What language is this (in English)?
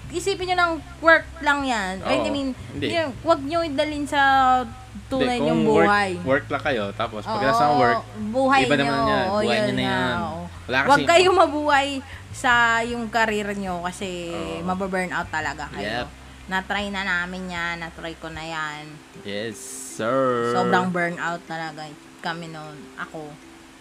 Filipino